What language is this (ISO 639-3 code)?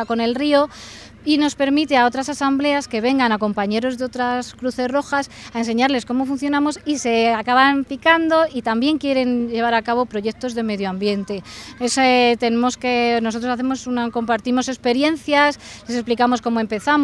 spa